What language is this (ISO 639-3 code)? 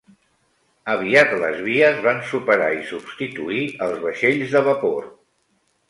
cat